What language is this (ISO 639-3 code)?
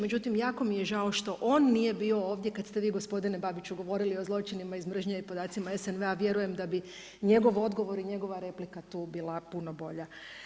hrv